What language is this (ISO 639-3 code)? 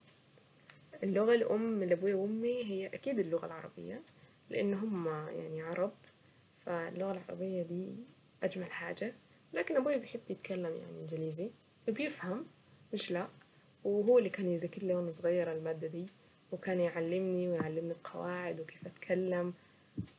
aec